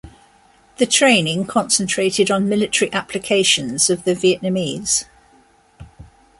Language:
English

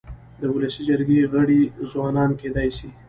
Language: Pashto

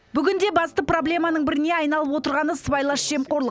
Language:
Kazakh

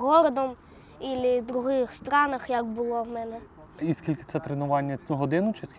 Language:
Ukrainian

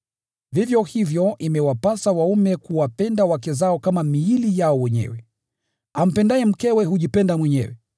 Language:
Swahili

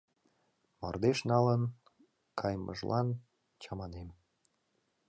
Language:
Mari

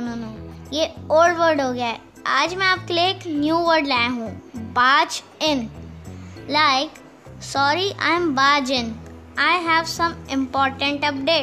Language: Hindi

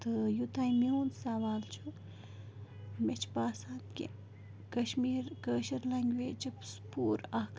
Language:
Kashmiri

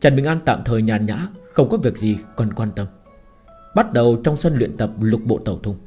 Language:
Vietnamese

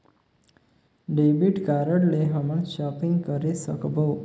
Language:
Chhattisgarhi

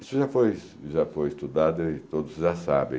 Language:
Portuguese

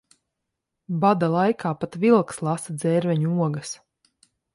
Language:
Latvian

